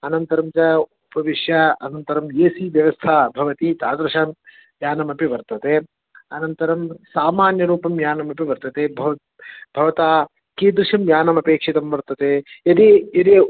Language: Sanskrit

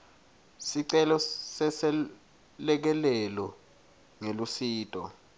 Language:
Swati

